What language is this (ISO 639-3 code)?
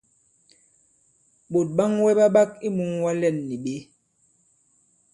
abb